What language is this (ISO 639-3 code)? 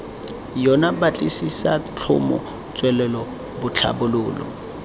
tsn